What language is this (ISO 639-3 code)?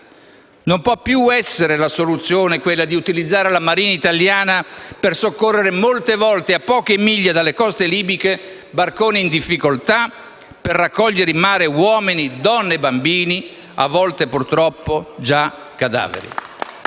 ita